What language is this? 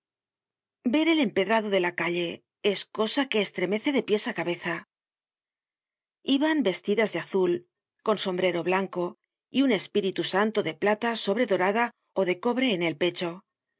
Spanish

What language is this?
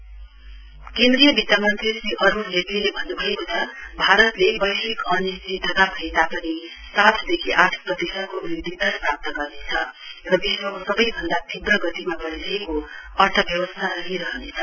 Nepali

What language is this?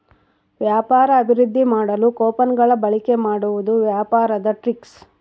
Kannada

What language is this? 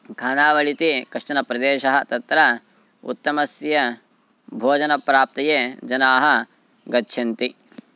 Sanskrit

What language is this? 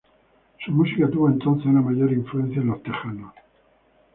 Spanish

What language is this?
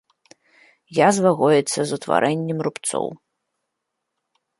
Belarusian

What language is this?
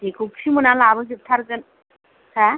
Bodo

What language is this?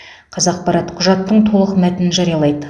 Kazakh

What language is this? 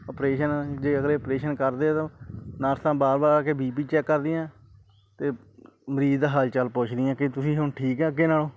Punjabi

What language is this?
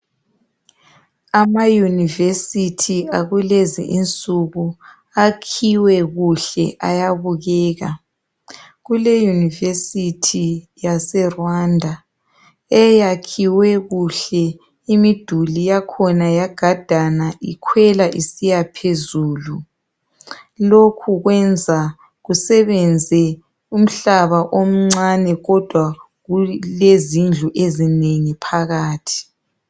North Ndebele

